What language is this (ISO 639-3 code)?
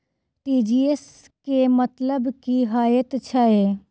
mai